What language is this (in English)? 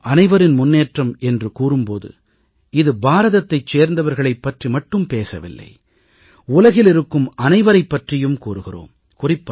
Tamil